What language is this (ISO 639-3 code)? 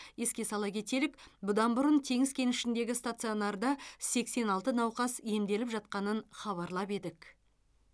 kaz